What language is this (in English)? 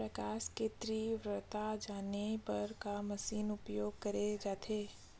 Chhattisgarhi